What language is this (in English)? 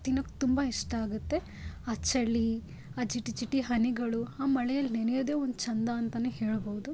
Kannada